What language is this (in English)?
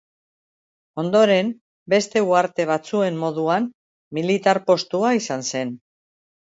Basque